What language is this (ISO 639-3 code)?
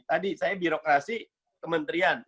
ind